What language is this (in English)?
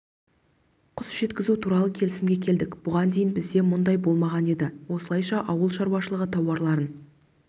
Kazakh